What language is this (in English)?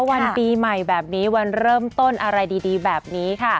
Thai